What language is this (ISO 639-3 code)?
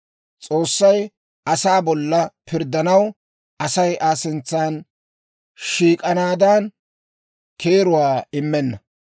dwr